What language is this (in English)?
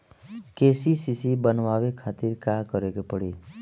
Bhojpuri